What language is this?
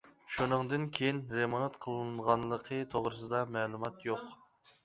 Uyghur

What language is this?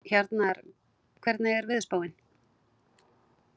Icelandic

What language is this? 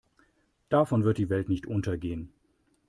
German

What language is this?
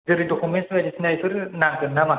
Bodo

